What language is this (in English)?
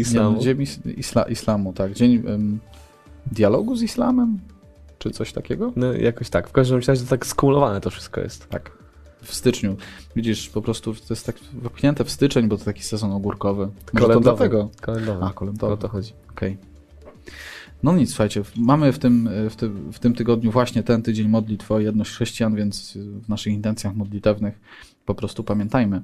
Polish